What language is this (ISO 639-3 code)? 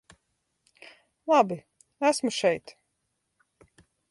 lav